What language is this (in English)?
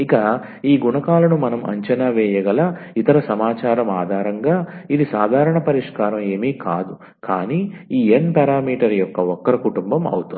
Telugu